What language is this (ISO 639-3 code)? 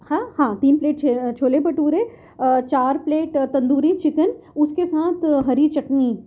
urd